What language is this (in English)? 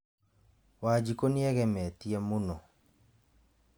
Kikuyu